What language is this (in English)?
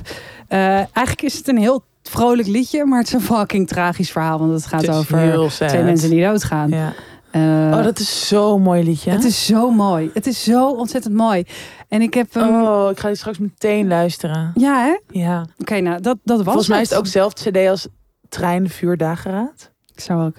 Dutch